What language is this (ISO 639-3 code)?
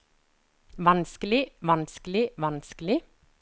nor